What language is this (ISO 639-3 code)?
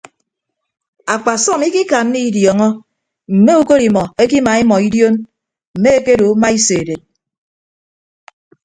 ibb